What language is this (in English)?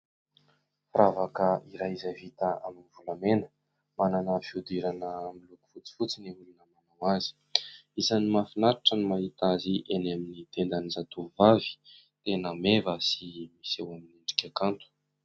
Malagasy